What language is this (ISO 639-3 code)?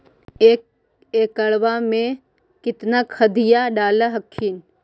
mag